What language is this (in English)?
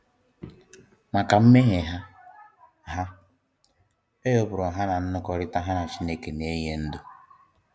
Igbo